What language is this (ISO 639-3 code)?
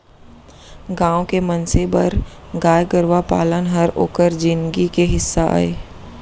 hne